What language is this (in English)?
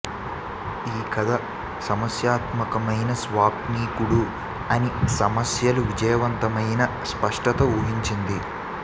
Telugu